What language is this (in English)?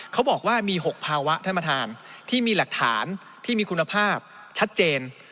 Thai